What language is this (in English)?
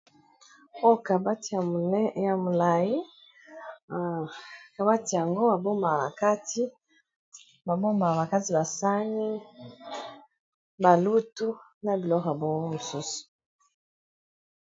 Lingala